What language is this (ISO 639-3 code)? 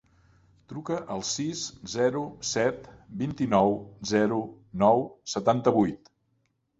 cat